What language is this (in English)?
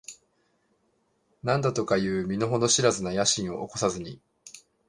Japanese